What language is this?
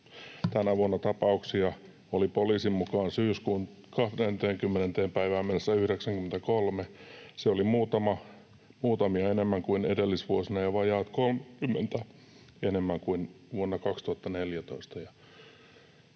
Finnish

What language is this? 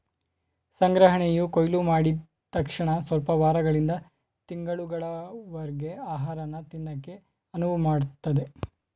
Kannada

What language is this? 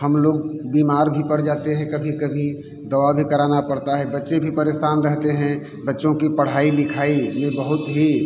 Hindi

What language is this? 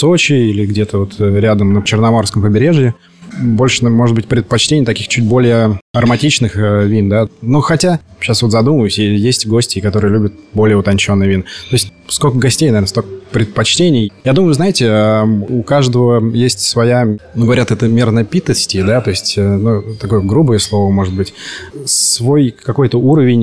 Russian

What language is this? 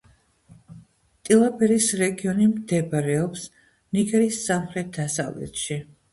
Georgian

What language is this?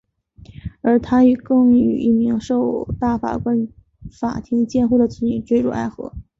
Chinese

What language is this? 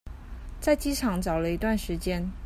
Chinese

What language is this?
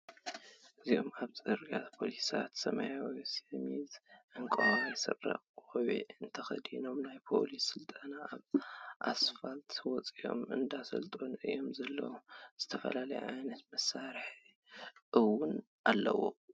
Tigrinya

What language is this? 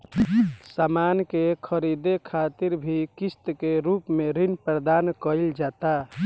Bhojpuri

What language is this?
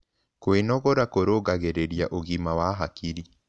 Kikuyu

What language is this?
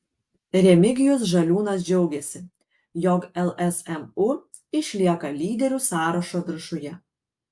Lithuanian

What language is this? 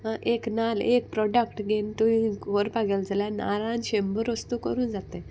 Konkani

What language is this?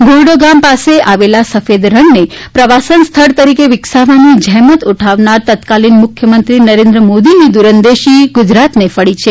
Gujarati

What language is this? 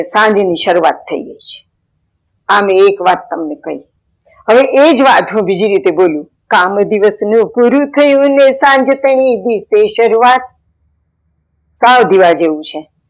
Gujarati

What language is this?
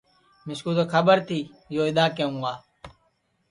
Sansi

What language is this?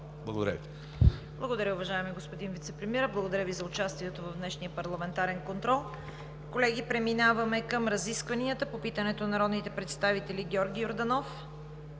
Bulgarian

